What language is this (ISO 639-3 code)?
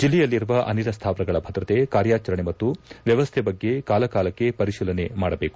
kan